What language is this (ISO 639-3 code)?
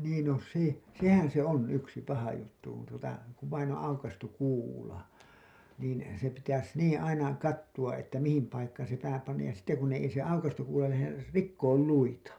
fin